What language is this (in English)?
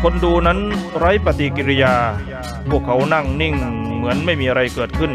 Thai